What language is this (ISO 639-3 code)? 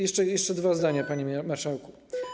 pol